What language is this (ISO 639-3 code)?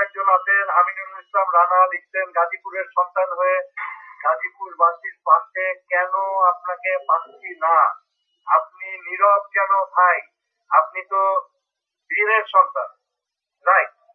ind